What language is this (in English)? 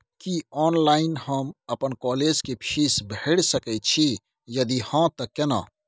Maithili